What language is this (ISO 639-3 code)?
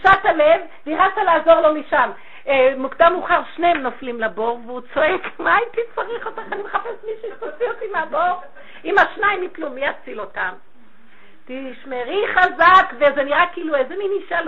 heb